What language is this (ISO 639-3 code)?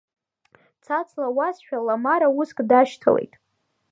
abk